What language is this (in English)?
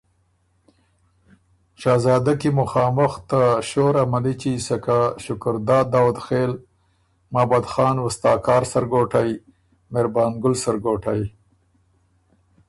Ormuri